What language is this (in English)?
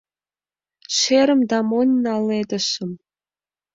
Mari